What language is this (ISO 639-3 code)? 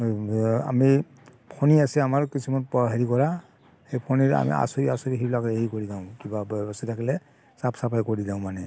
asm